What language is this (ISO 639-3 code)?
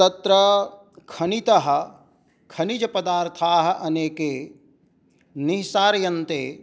san